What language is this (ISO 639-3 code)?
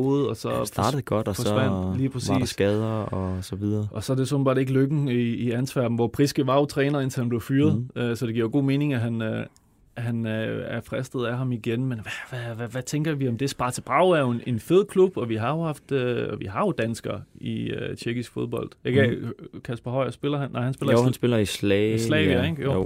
dan